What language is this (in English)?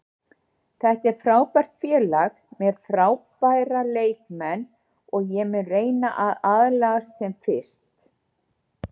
Icelandic